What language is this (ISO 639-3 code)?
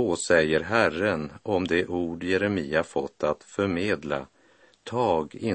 swe